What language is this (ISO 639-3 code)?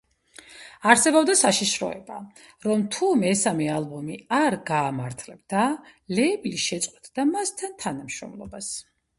kat